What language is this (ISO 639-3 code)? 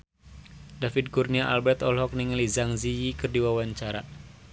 sun